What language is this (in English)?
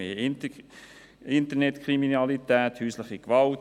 Swiss German